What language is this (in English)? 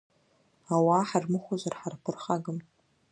Abkhazian